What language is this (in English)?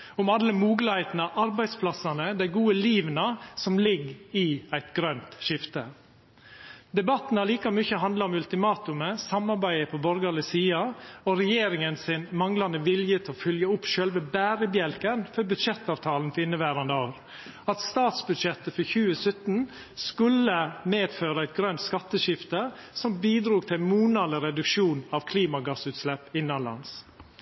Norwegian Nynorsk